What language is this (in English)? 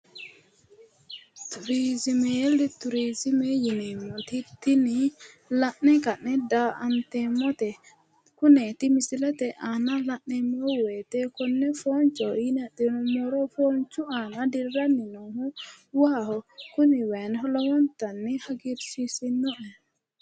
Sidamo